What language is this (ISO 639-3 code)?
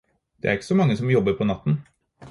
nob